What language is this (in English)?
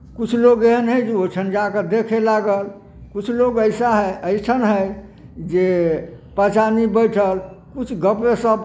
Maithili